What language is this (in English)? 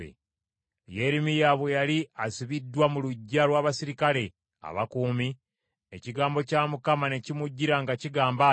Ganda